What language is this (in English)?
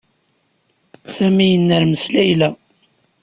Kabyle